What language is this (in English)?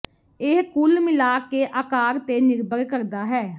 Punjabi